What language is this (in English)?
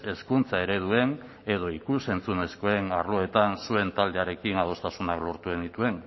Basque